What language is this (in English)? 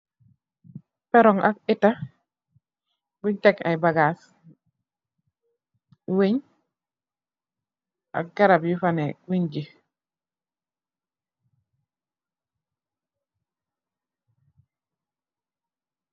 Wolof